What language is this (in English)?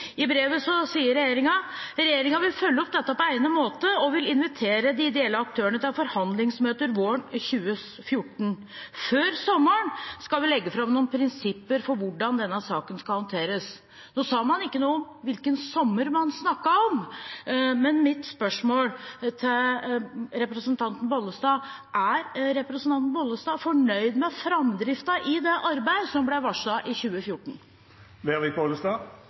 Norwegian Bokmål